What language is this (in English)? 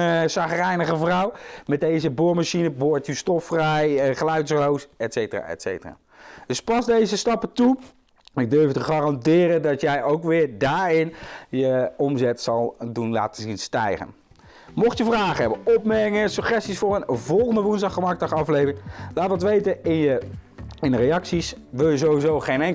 Dutch